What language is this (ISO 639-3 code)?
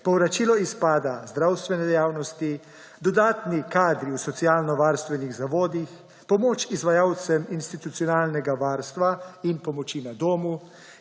slv